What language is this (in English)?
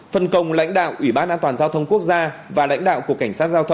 Vietnamese